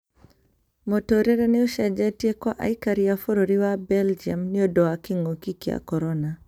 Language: Kikuyu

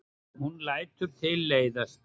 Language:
Icelandic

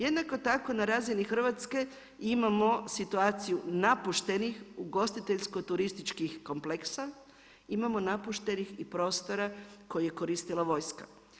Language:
Croatian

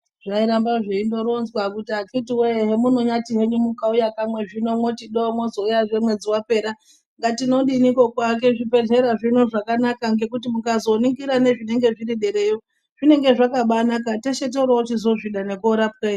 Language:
Ndau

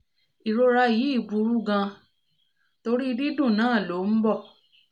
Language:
Yoruba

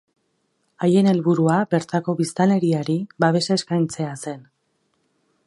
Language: Basque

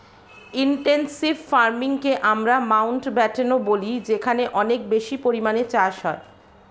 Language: Bangla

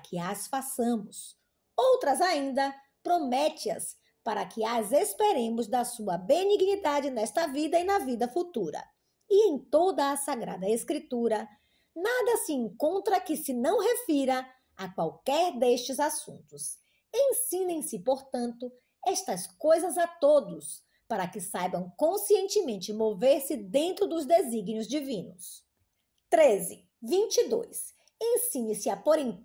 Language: Portuguese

